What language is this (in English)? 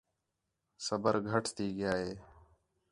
Khetrani